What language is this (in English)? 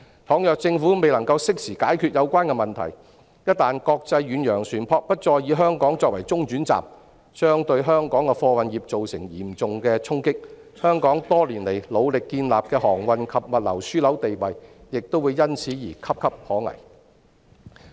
Cantonese